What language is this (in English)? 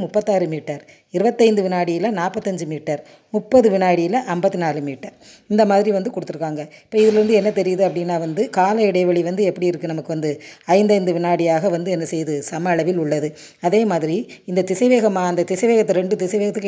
Tamil